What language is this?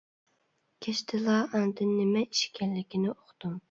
Uyghur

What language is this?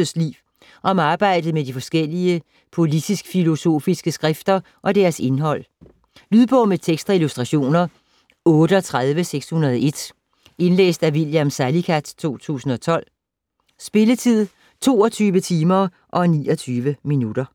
Danish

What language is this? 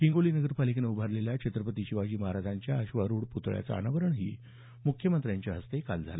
Marathi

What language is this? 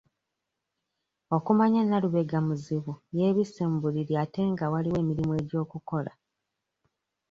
Ganda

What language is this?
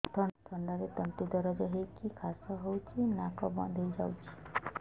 Odia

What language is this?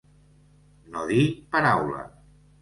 Catalan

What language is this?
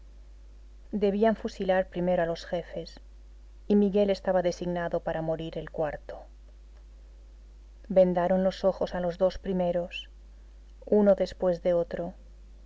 Spanish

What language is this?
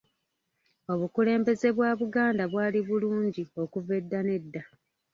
Ganda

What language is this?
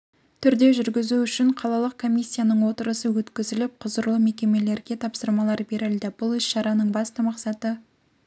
Kazakh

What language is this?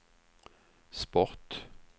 Swedish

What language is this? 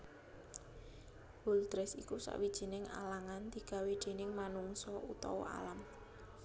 Javanese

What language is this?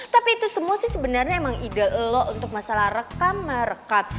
Indonesian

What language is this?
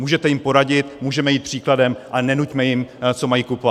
Czech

